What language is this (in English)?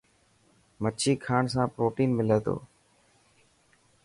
Dhatki